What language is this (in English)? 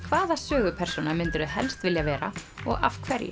Icelandic